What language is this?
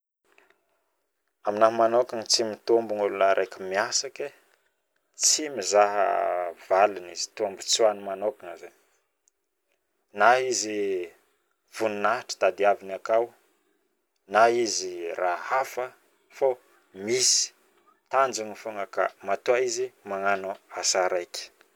Northern Betsimisaraka Malagasy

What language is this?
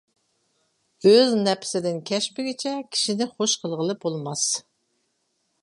Uyghur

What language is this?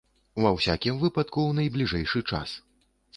Belarusian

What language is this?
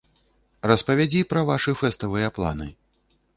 Belarusian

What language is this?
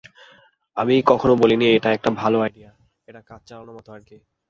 Bangla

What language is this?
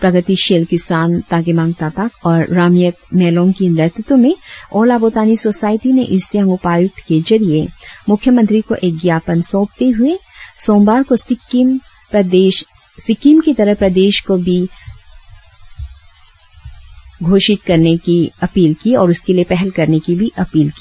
Hindi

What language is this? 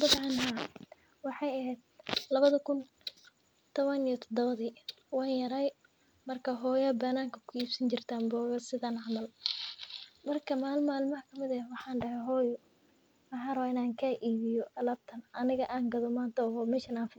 Somali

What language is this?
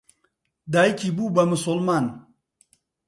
Central Kurdish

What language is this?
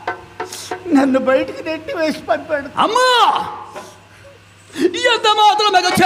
Arabic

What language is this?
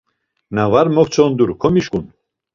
Laz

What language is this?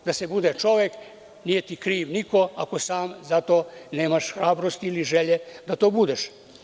Serbian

